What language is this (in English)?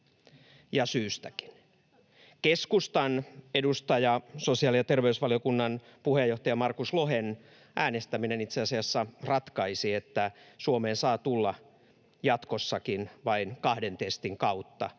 Finnish